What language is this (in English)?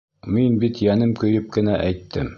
Bashkir